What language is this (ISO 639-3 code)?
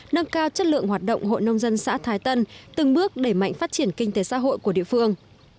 vie